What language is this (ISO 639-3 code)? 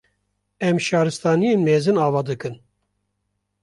kur